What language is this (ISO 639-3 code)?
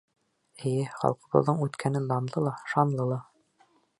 bak